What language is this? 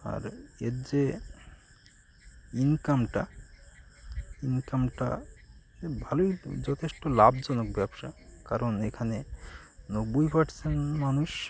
Bangla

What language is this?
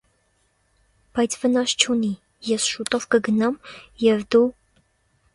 Armenian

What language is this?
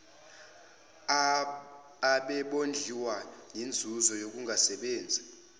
Zulu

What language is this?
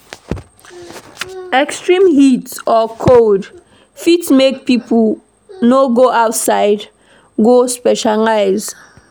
Nigerian Pidgin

